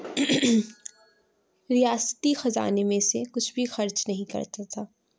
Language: Urdu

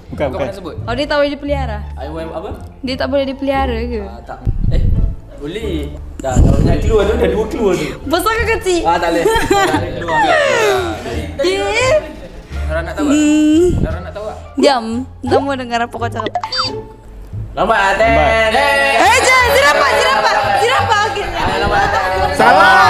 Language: Malay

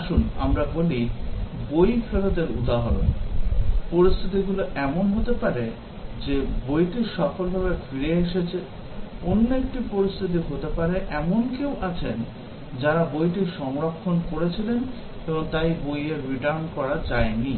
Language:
Bangla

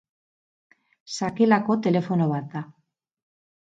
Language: Basque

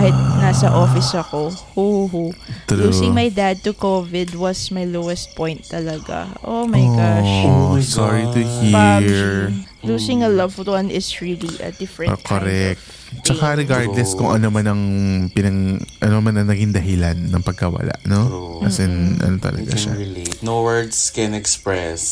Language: Filipino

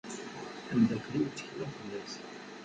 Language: Kabyle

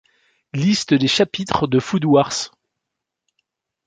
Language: French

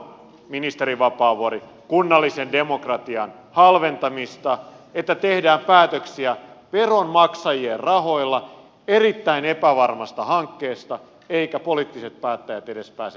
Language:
Finnish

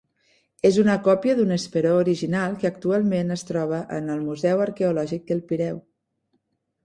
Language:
Catalan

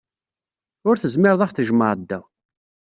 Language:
Kabyle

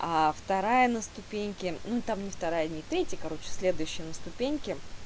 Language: Russian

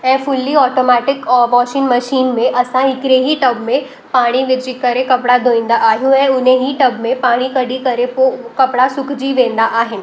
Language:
Sindhi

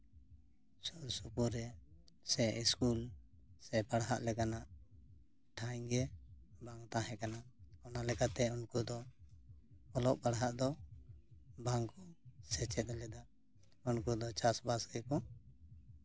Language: Santali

